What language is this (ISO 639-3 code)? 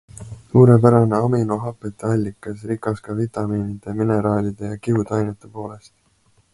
est